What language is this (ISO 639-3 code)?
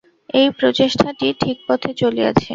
ben